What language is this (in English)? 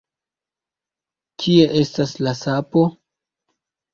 Esperanto